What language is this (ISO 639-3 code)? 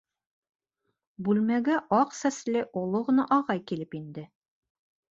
bak